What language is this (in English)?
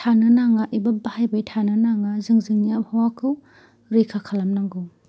Bodo